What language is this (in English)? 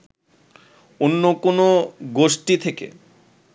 Bangla